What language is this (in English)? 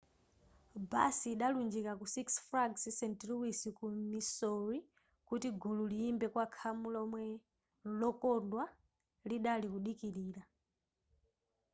Nyanja